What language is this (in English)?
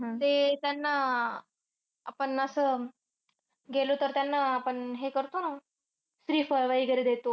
Marathi